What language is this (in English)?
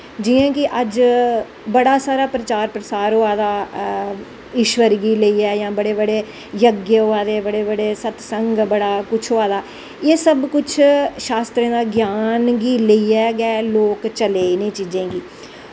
Dogri